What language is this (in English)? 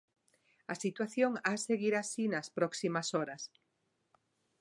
Galician